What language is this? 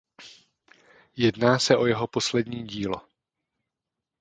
Czech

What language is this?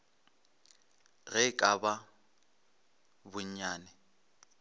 Northern Sotho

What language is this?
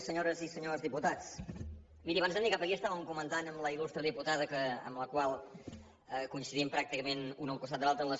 Catalan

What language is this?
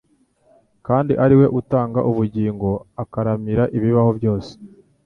Kinyarwanda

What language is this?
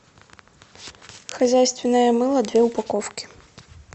Russian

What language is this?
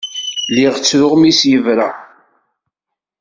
Kabyle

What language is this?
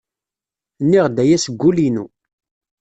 Kabyle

